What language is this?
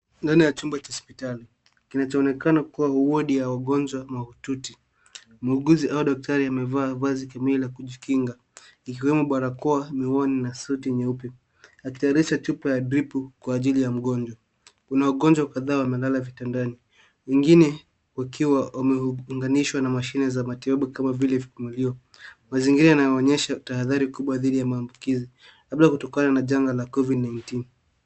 Swahili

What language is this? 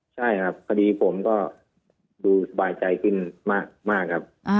Thai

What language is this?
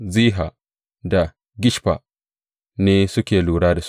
Hausa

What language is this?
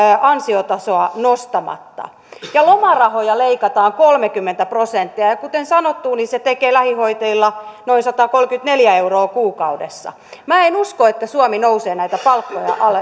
Finnish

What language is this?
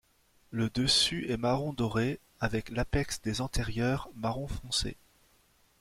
French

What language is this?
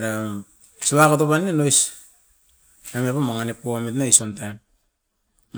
Askopan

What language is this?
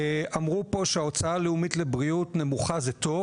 Hebrew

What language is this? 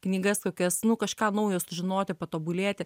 Lithuanian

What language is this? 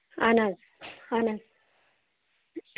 Kashmiri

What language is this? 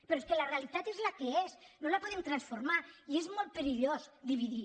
Catalan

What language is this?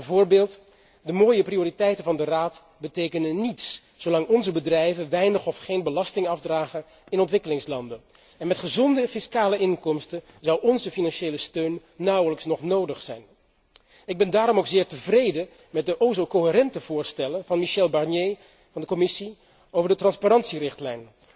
Dutch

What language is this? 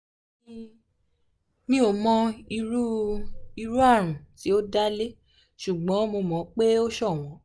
Yoruba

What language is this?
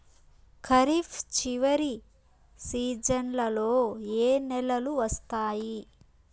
Telugu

